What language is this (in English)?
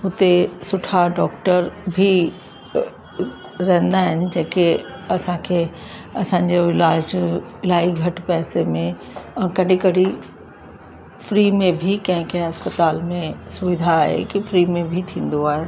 Sindhi